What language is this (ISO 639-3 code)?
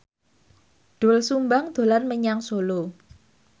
jav